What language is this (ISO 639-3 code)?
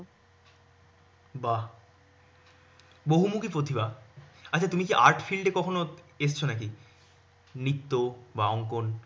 ben